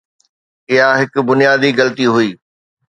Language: Sindhi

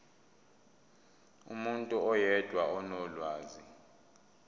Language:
Zulu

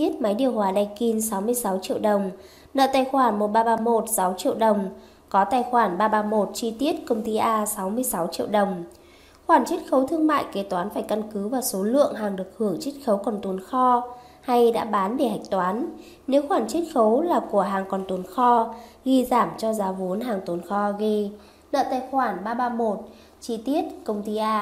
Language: Vietnamese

